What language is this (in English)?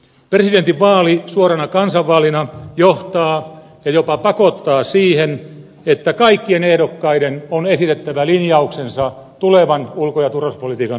Finnish